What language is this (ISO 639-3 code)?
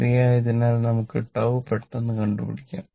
mal